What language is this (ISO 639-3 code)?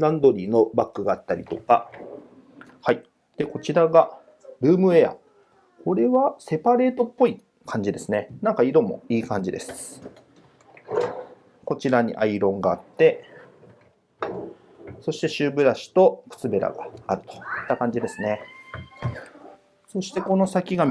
jpn